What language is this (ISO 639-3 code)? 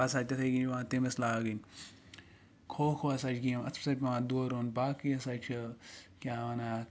kas